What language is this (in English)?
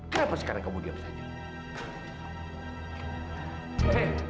Indonesian